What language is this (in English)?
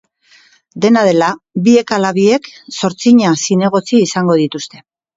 Basque